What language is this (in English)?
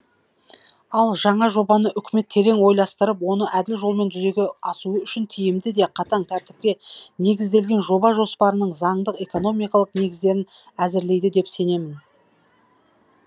Kazakh